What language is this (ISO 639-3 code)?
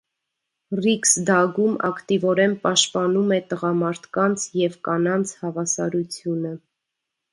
hye